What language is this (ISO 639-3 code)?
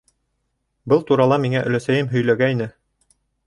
bak